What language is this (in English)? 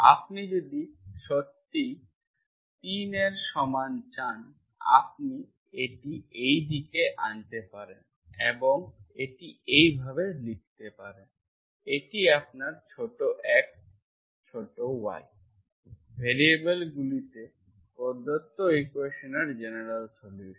Bangla